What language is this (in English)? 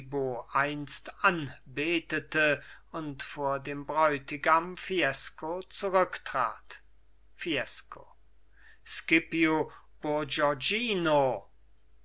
German